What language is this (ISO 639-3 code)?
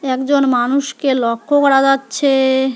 ben